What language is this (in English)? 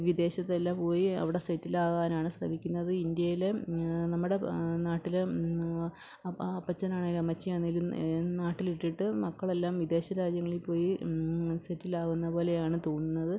Malayalam